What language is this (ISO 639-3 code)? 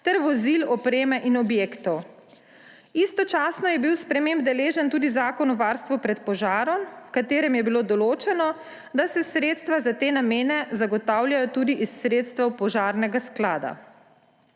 slv